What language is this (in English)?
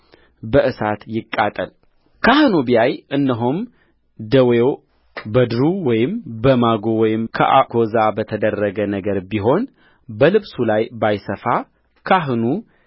Amharic